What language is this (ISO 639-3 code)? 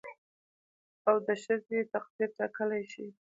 pus